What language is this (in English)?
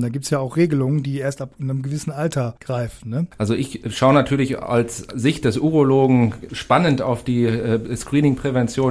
German